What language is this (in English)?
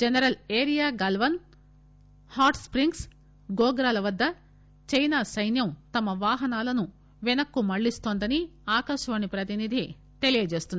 Telugu